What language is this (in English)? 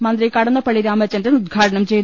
Malayalam